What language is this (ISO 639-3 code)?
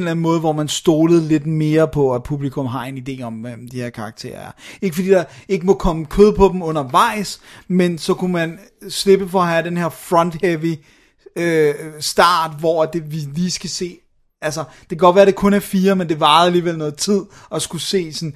dan